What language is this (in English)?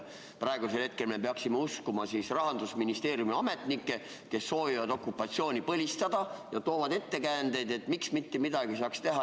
Estonian